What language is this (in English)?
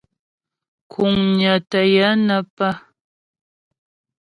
Ghomala